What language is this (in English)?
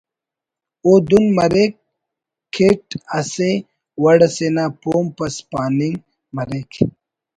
Brahui